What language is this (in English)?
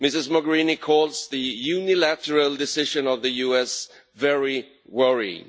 English